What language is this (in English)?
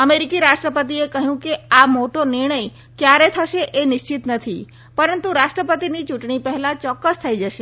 Gujarati